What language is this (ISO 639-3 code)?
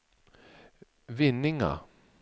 swe